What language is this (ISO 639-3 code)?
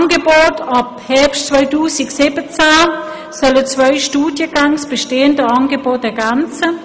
gsw